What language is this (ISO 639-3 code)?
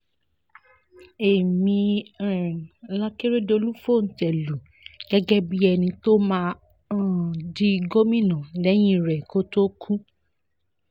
yor